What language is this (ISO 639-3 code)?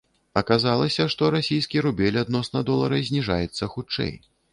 bel